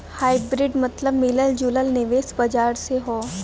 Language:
Bhojpuri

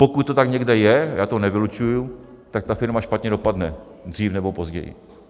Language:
Czech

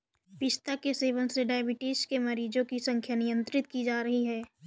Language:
Hindi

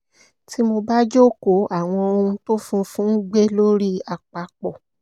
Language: Yoruba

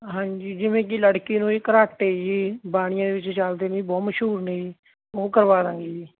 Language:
Punjabi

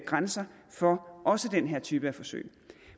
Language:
Danish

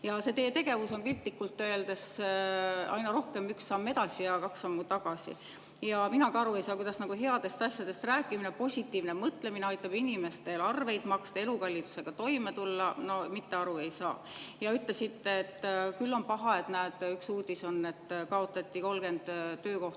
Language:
Estonian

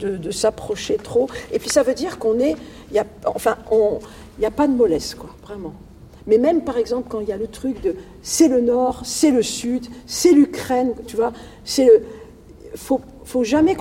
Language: French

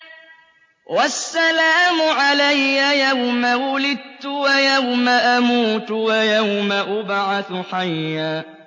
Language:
Arabic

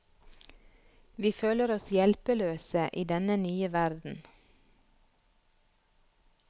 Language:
Norwegian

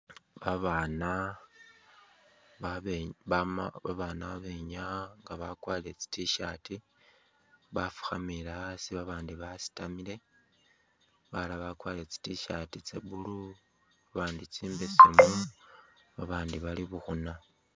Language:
Masaaba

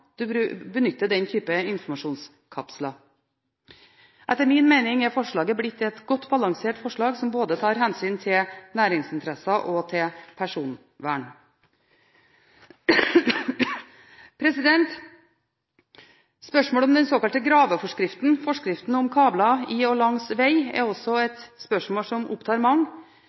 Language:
Norwegian Bokmål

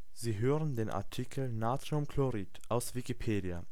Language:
German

